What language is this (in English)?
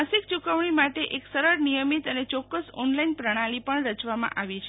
Gujarati